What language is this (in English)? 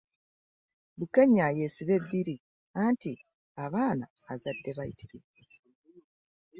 Ganda